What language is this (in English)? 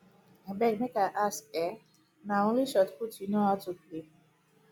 Nigerian Pidgin